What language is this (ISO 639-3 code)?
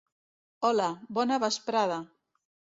cat